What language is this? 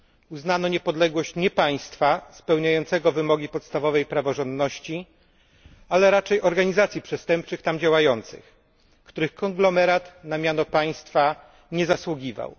Polish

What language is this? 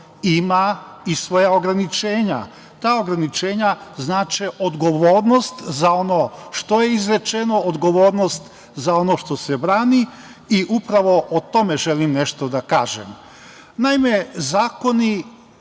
Serbian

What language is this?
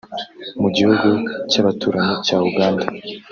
Kinyarwanda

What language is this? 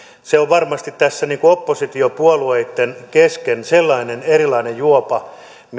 Finnish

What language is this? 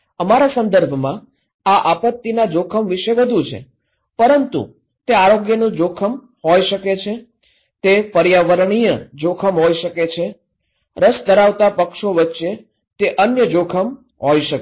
Gujarati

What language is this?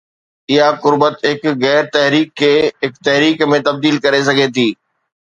Sindhi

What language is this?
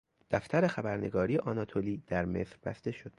Persian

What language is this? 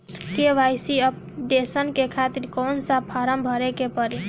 Bhojpuri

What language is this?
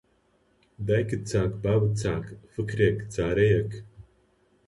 Central Kurdish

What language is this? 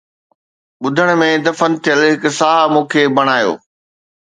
Sindhi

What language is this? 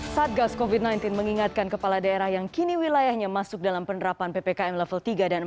Indonesian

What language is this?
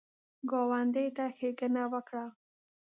Pashto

